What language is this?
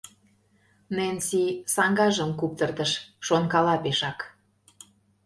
Mari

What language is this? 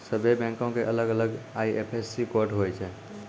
Maithili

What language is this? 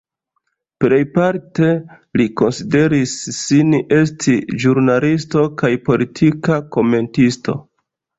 Esperanto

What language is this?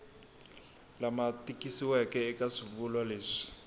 Tsonga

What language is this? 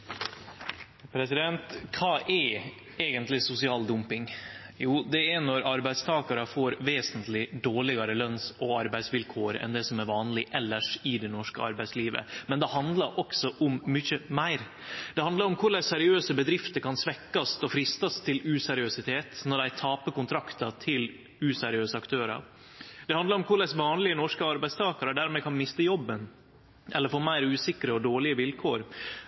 Norwegian Nynorsk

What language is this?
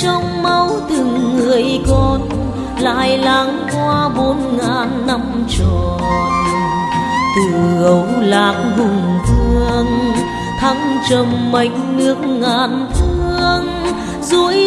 Vietnamese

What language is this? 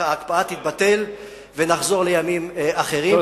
Hebrew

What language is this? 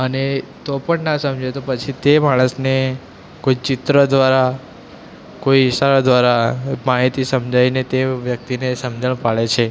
Gujarati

